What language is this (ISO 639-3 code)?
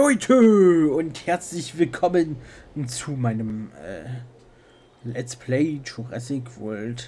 deu